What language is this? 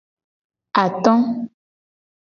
Gen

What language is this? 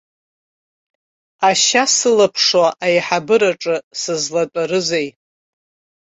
Abkhazian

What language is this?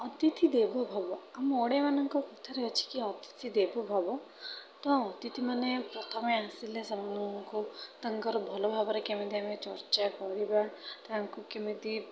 Odia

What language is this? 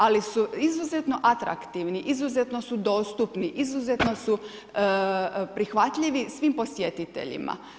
Croatian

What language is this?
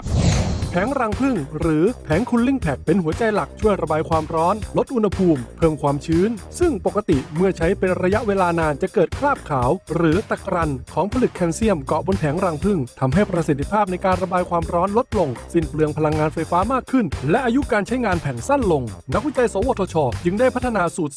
Thai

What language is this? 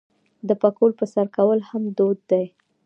Pashto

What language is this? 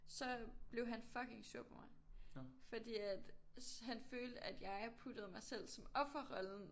Danish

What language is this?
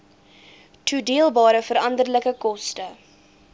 Afrikaans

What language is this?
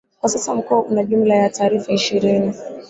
Swahili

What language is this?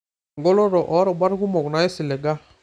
Masai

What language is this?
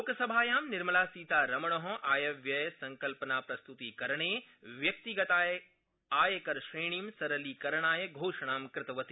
Sanskrit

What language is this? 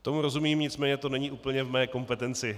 Czech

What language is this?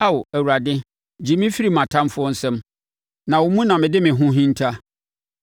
Akan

